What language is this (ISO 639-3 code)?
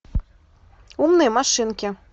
rus